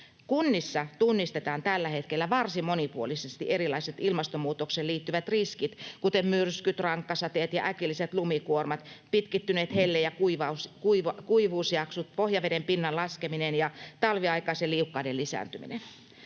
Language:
Finnish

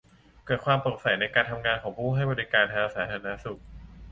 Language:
Thai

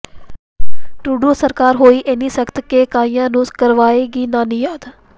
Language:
Punjabi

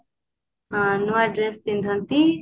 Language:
Odia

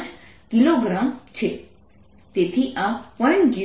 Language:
Gujarati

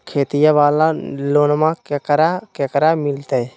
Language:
Magahi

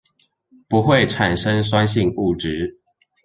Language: Chinese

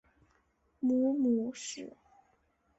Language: Chinese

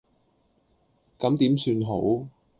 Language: Cantonese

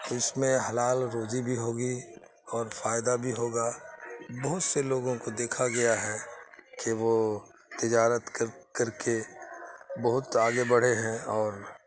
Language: Urdu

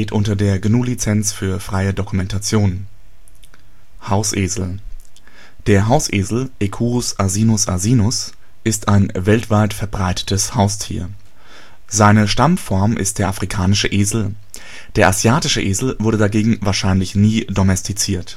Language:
German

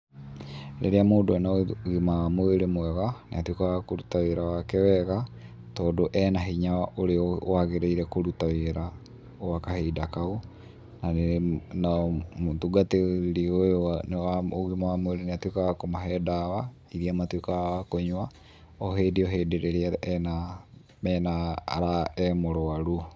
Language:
Kikuyu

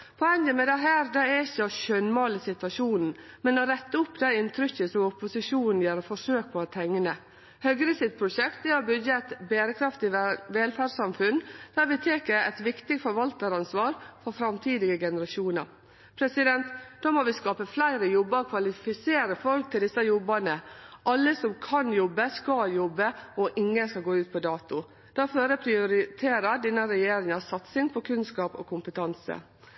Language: Norwegian Nynorsk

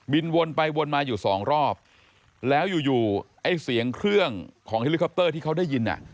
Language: Thai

